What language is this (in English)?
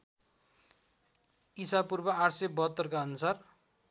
Nepali